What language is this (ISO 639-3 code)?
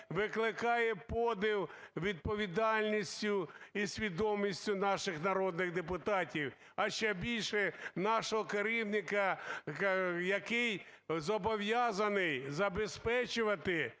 ukr